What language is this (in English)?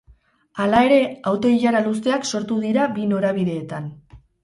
Basque